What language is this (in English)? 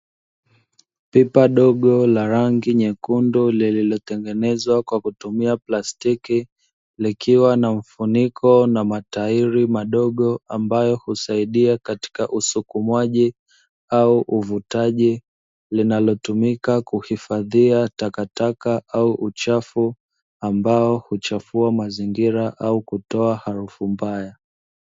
Swahili